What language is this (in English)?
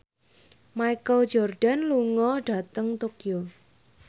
Javanese